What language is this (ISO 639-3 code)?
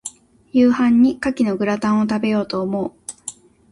jpn